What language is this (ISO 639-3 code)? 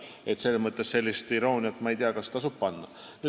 est